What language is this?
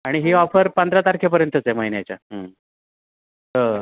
Marathi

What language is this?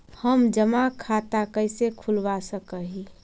Magahi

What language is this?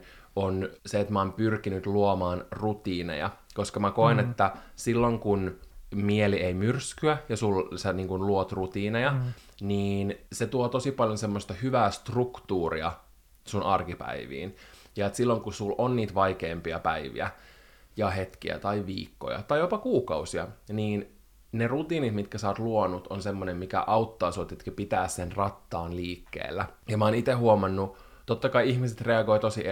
Finnish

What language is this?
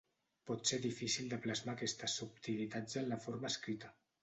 Catalan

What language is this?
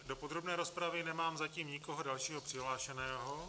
Czech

